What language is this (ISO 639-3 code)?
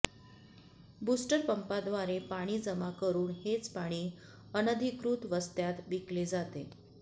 mar